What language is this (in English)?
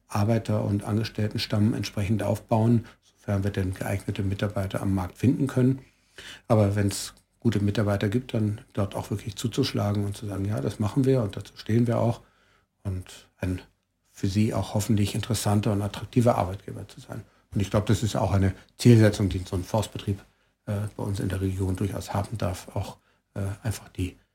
German